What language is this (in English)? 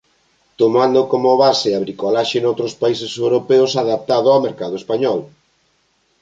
Galician